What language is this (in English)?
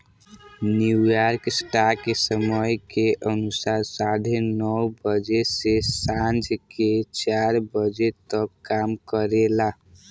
Bhojpuri